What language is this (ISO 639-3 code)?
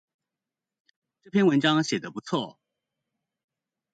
zho